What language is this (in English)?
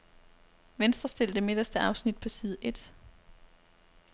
Danish